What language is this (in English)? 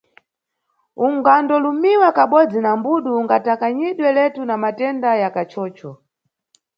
Nyungwe